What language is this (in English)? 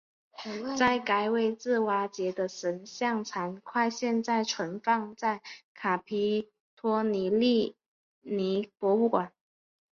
Chinese